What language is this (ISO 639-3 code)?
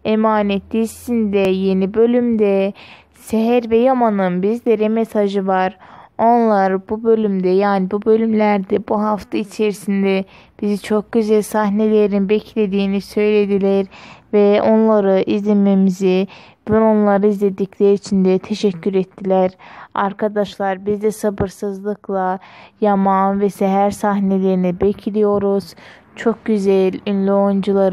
tur